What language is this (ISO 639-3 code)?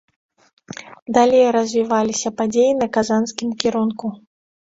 bel